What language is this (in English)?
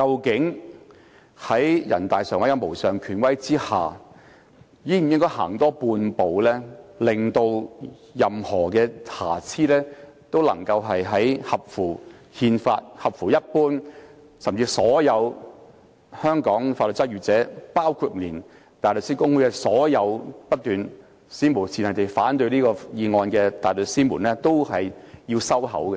Cantonese